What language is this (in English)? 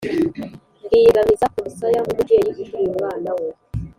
Kinyarwanda